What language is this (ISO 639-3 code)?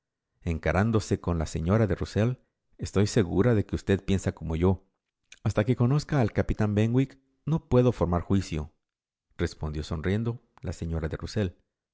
spa